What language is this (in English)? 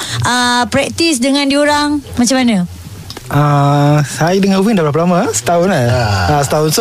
Malay